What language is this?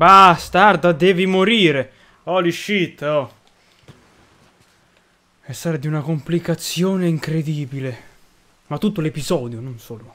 Italian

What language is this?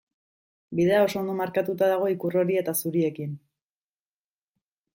Basque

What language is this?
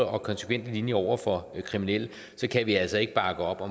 Danish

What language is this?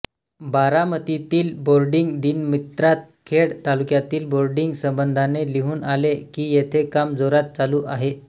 Marathi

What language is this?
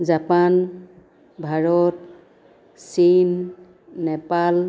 Assamese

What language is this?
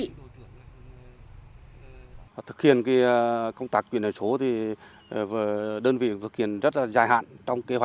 Vietnamese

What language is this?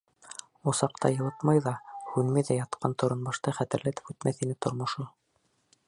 Bashkir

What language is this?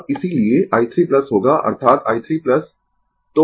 Hindi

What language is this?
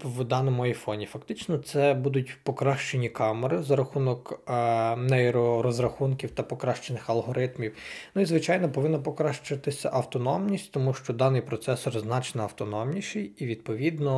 Ukrainian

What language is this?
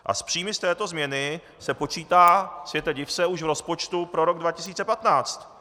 Czech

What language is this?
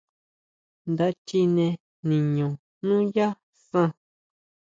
Huautla Mazatec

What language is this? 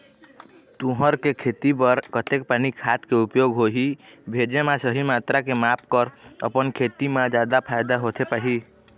Chhattisgarhi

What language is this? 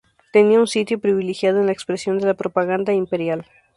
Spanish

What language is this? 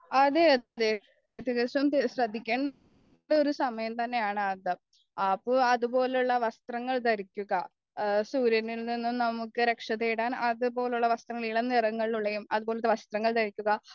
Malayalam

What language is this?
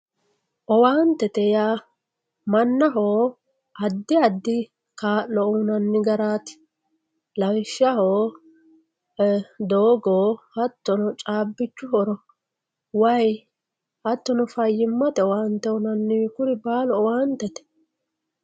Sidamo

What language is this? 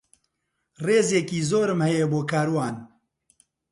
Central Kurdish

